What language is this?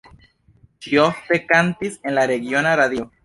Esperanto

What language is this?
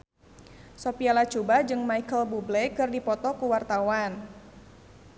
Sundanese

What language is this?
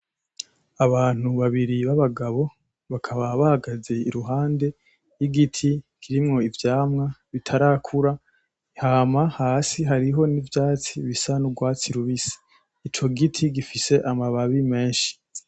Rundi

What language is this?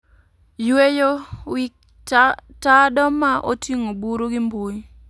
Luo (Kenya and Tanzania)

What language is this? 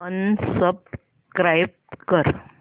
Marathi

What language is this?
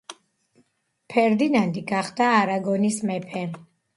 Georgian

